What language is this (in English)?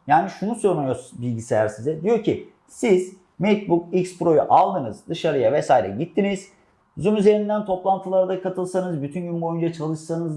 Turkish